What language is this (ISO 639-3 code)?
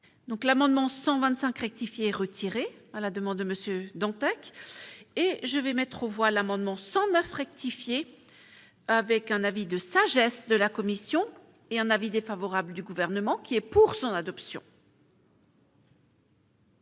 fra